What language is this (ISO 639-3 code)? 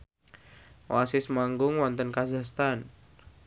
jav